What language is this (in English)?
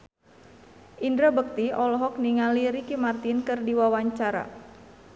Sundanese